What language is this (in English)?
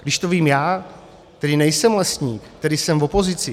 Czech